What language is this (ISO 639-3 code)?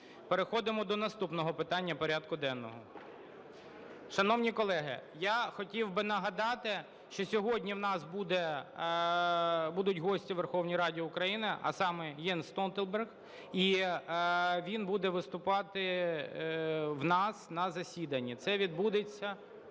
ukr